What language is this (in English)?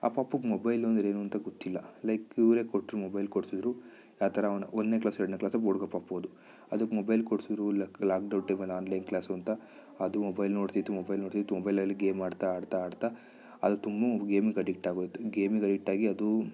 Kannada